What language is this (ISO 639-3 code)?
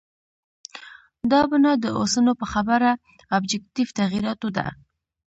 pus